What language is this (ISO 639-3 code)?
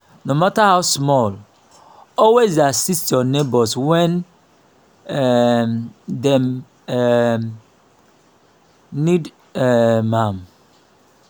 pcm